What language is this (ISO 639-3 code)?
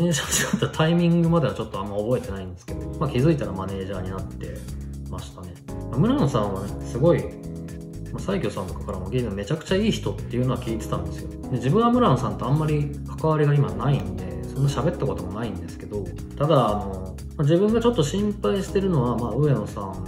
jpn